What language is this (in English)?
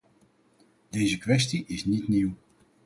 Dutch